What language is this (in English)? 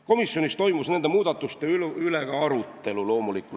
Estonian